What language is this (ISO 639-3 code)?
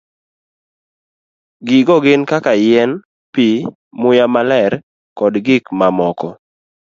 luo